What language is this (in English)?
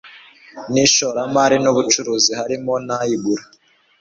Kinyarwanda